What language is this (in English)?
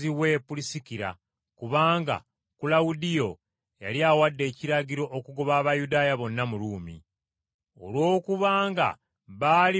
Ganda